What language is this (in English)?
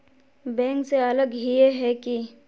Magahi